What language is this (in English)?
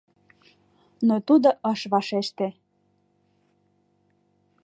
Mari